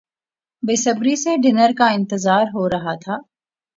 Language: Urdu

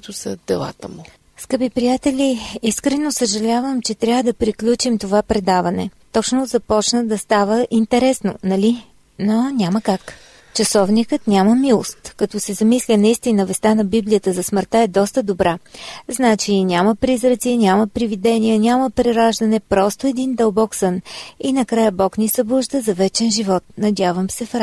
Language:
Bulgarian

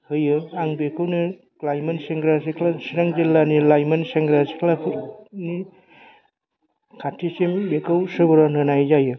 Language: Bodo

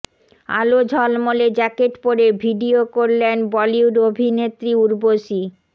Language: Bangla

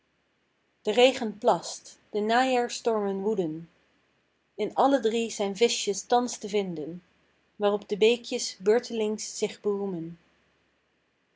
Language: Dutch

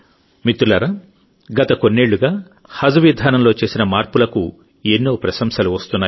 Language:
Telugu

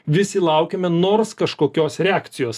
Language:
Lithuanian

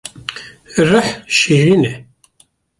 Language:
Kurdish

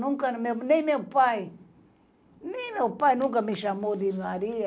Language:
Portuguese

